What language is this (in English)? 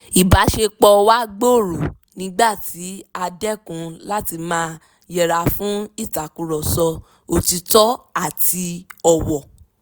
Yoruba